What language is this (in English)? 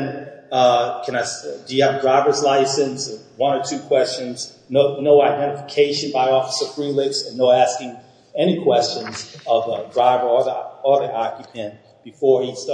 English